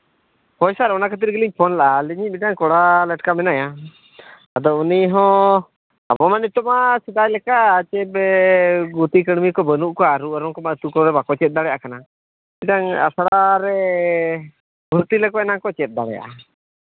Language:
Santali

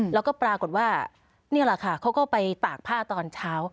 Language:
Thai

